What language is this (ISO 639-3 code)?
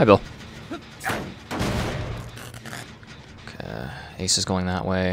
eng